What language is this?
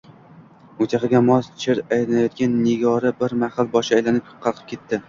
Uzbek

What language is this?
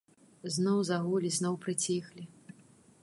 Belarusian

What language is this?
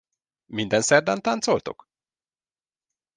Hungarian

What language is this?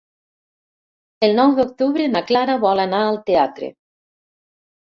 Catalan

